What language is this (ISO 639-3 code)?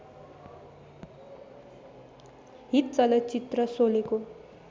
nep